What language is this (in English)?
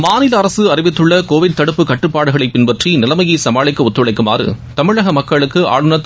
Tamil